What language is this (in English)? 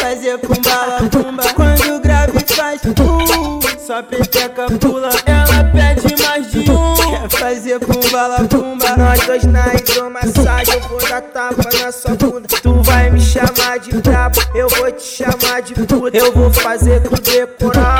Portuguese